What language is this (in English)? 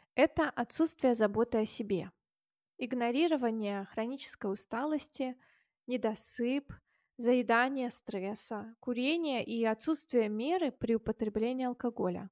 Russian